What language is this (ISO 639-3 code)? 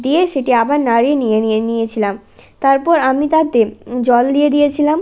ben